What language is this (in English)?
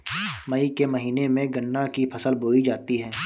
Hindi